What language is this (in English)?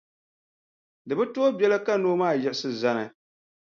Dagbani